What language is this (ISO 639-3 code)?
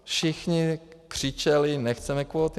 ces